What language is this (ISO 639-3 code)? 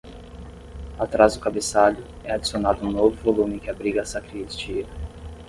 por